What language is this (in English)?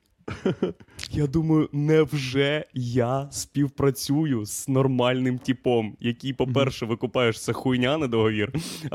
Ukrainian